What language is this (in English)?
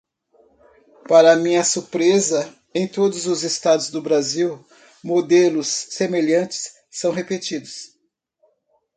Portuguese